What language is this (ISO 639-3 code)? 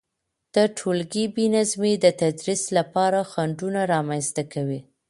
pus